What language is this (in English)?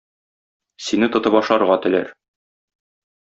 Tatar